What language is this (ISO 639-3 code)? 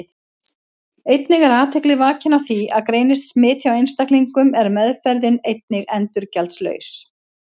isl